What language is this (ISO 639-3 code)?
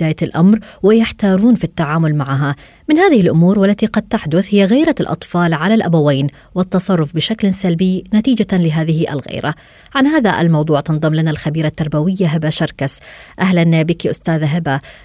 ara